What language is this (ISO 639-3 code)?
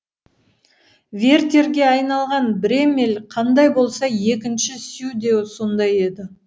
kaz